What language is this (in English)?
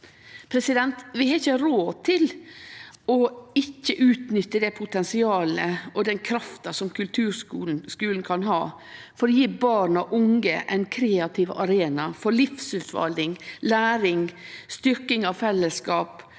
Norwegian